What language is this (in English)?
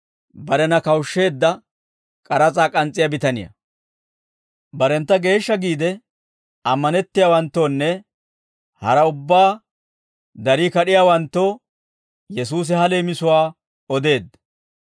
Dawro